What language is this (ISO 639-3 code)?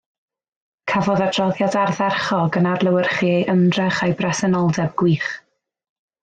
cym